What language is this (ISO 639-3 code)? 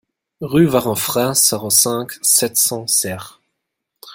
fra